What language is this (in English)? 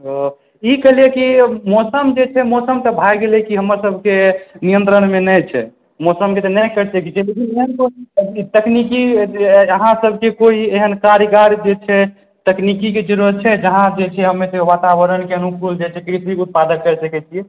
Maithili